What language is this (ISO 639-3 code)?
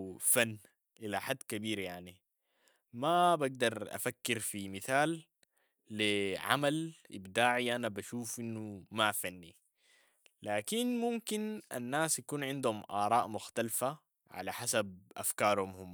apd